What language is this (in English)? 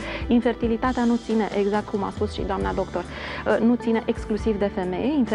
Romanian